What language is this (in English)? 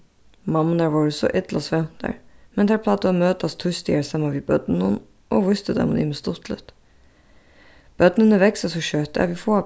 Faroese